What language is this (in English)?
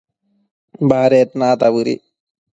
Matsés